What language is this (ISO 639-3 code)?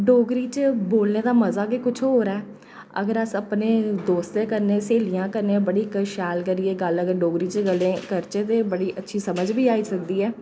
doi